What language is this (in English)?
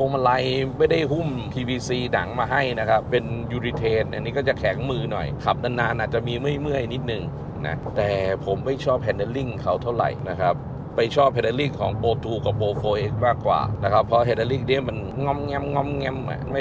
Thai